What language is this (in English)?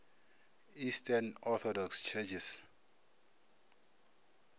Northern Sotho